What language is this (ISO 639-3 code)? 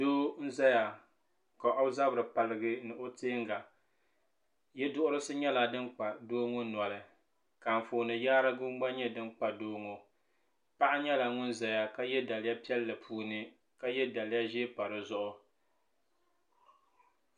dag